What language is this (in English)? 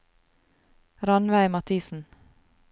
Norwegian